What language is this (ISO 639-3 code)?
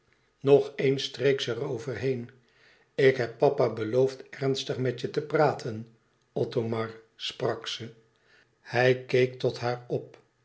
nld